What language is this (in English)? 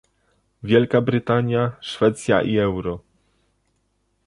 Polish